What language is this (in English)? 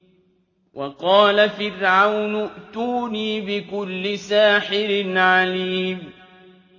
Arabic